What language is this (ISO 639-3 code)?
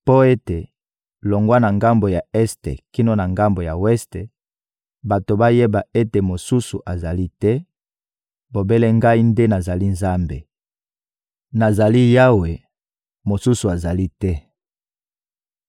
lin